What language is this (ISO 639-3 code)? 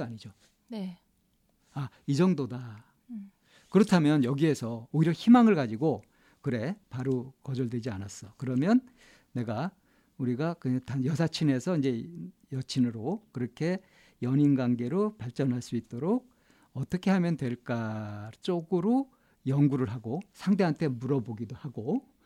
kor